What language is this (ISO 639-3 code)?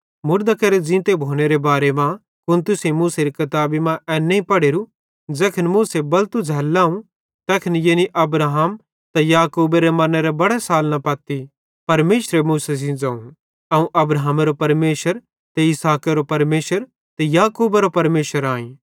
bhd